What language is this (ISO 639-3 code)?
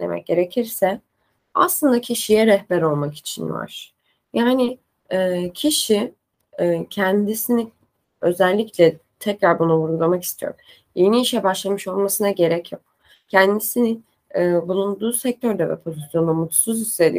tur